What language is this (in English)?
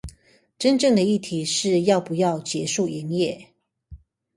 Chinese